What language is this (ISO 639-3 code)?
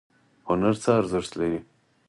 pus